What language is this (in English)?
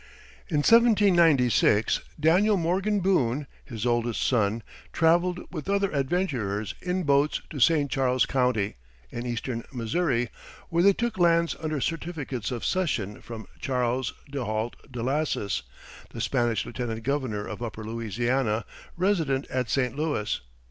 English